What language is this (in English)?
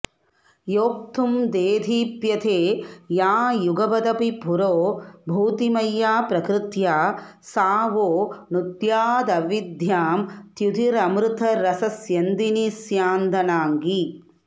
Sanskrit